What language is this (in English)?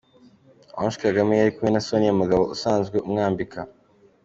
Kinyarwanda